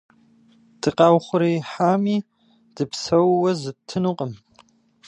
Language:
Kabardian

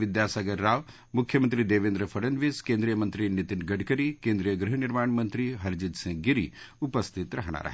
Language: Marathi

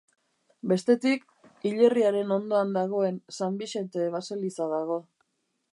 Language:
Basque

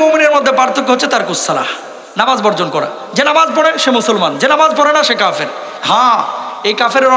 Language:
Arabic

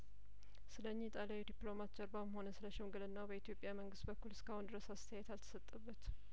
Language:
Amharic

